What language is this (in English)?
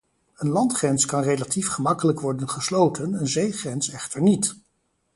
Dutch